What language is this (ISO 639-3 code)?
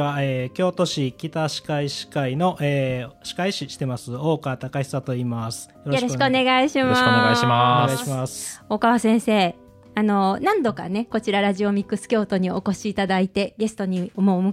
jpn